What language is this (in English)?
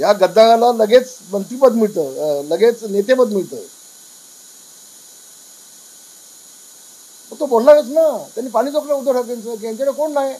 Marathi